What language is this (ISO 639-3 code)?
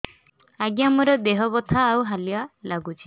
ori